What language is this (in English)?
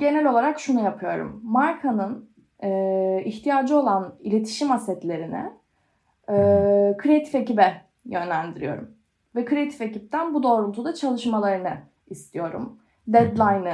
Turkish